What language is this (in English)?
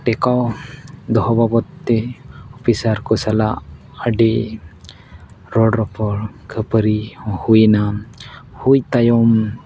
Santali